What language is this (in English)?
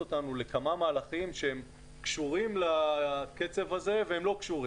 Hebrew